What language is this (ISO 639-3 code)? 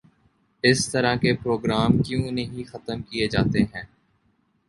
urd